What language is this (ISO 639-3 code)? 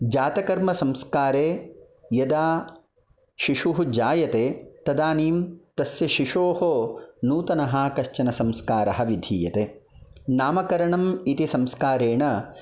san